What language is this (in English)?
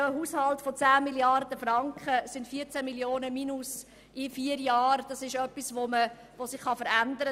Swiss German